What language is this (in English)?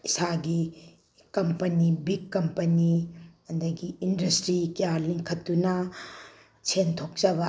Manipuri